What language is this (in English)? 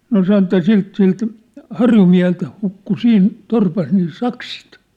Finnish